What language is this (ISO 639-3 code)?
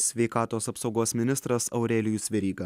lit